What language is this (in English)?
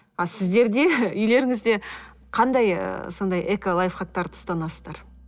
Kazakh